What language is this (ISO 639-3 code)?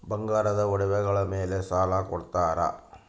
kan